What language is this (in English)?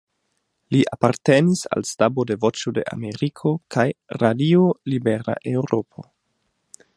Esperanto